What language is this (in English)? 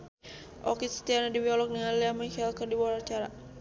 Sundanese